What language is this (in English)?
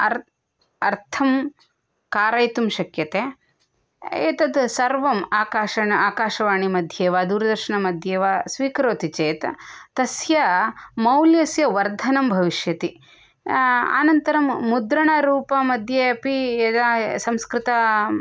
Sanskrit